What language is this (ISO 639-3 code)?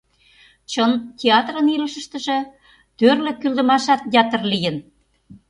chm